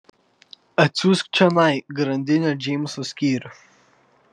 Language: Lithuanian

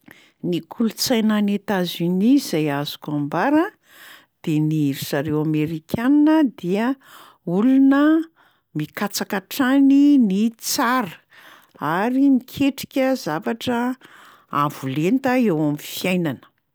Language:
Malagasy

